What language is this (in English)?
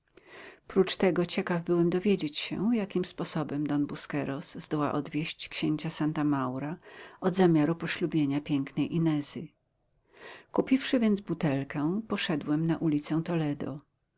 Polish